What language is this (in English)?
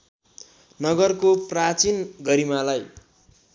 Nepali